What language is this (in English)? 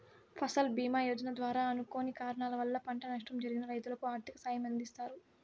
Telugu